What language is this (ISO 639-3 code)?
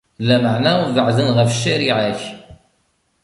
kab